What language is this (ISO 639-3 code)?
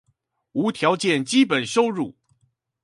zho